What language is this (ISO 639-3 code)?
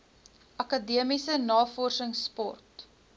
afr